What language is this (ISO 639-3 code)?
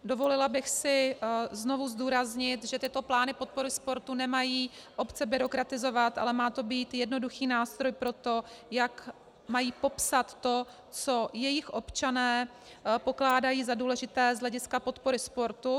ces